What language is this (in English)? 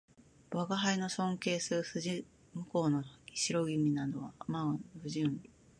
Japanese